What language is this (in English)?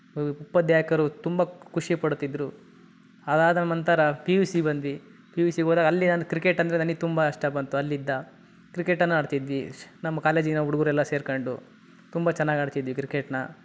Kannada